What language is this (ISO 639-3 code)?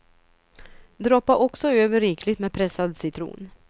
swe